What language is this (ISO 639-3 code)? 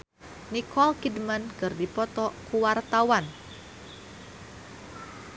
sun